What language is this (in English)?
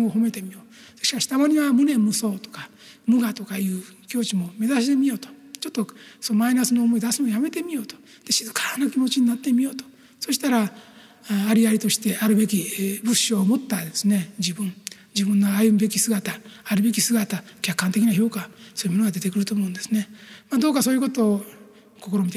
Japanese